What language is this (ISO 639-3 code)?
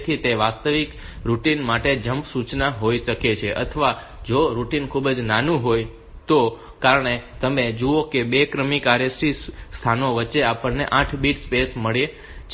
guj